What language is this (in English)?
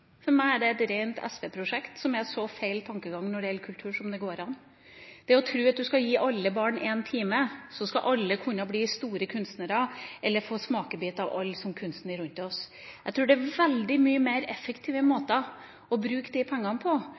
Norwegian Bokmål